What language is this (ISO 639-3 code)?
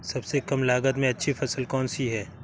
hin